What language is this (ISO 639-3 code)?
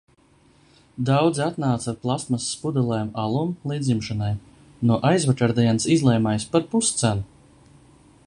lav